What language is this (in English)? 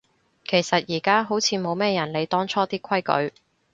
Cantonese